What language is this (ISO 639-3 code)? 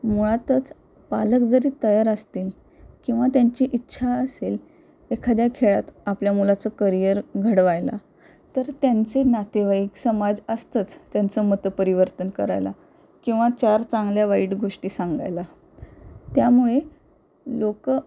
mar